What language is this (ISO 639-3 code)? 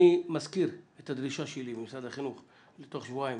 heb